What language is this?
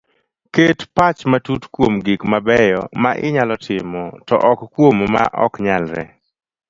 Luo (Kenya and Tanzania)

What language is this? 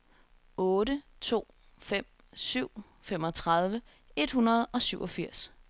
Danish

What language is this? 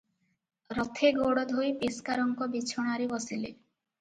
Odia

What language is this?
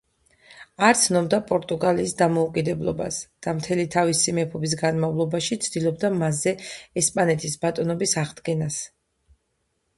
Georgian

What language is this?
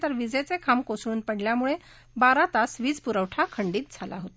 Marathi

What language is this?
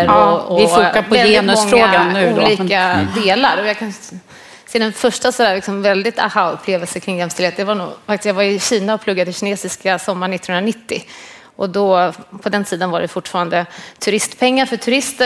Swedish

